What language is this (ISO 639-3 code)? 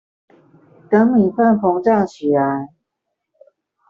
zho